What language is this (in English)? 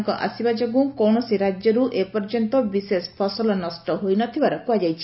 Odia